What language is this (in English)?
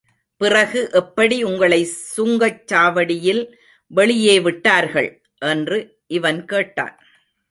Tamil